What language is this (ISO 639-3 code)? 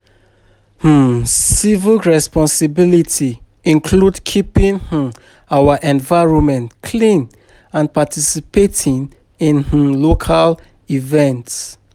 pcm